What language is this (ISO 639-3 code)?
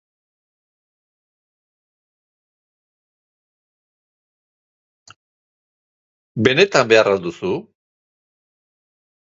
eus